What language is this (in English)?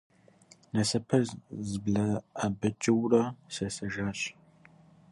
Kabardian